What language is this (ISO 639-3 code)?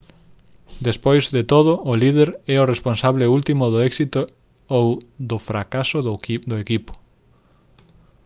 glg